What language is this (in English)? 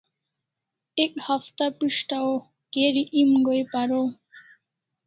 Kalasha